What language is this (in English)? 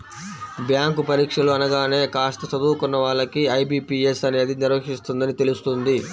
Telugu